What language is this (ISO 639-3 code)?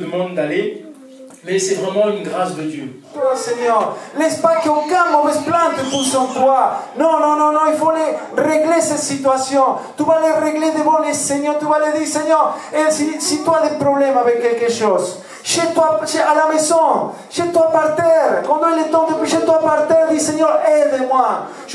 fra